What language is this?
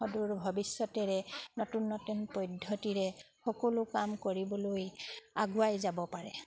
Assamese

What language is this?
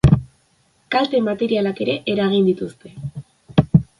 Basque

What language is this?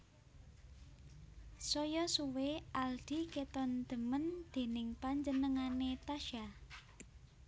Javanese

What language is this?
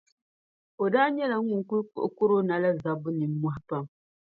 Dagbani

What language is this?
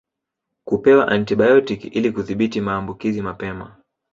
Swahili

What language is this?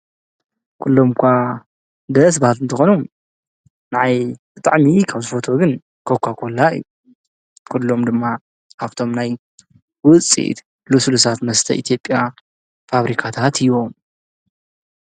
Tigrinya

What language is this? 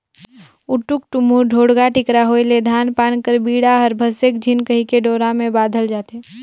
Chhattisgarhi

